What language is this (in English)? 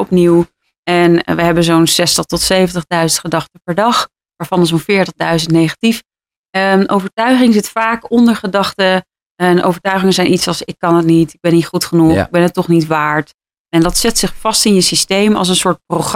Dutch